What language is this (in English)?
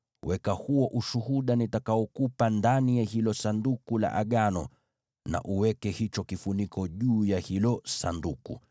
Swahili